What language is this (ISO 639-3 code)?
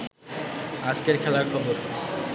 ben